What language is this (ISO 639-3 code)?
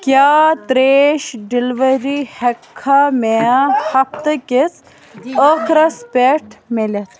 kas